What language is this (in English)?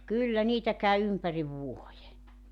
Finnish